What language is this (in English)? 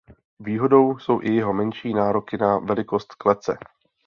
Czech